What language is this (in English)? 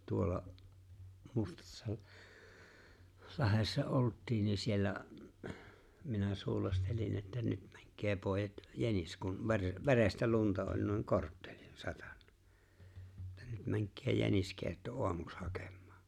Finnish